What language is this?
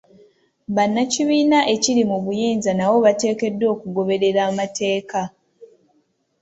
Ganda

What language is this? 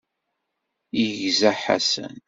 Kabyle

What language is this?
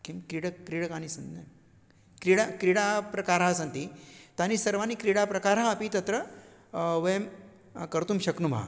Sanskrit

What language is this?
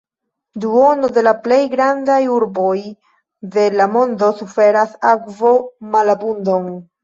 Esperanto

